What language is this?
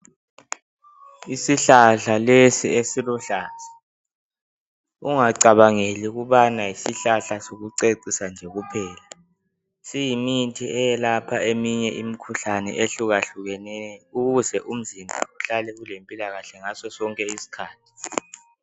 North Ndebele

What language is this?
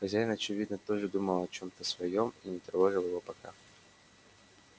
Russian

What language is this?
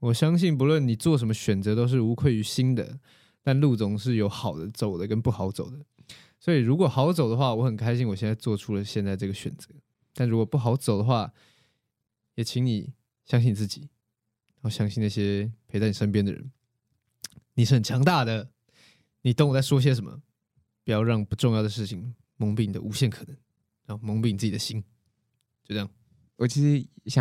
Chinese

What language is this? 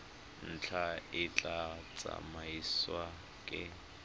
Tswana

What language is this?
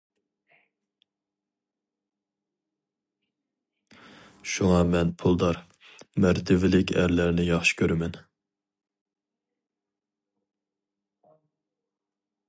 Uyghur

